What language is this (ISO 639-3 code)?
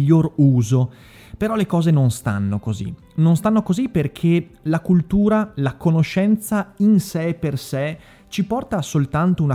ita